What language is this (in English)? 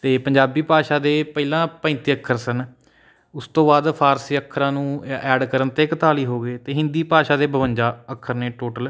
Punjabi